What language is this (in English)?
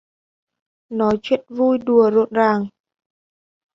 Vietnamese